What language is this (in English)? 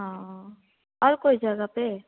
Hindi